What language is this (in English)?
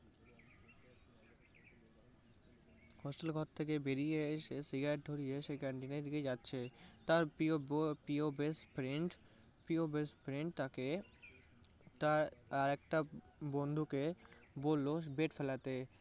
Bangla